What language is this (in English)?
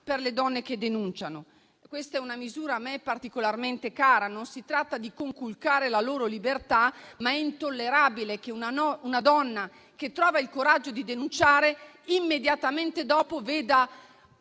Italian